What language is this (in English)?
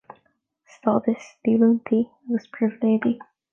Irish